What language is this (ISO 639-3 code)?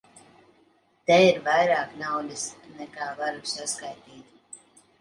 lav